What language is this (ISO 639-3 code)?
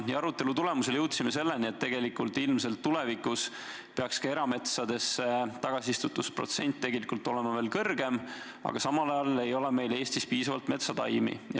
est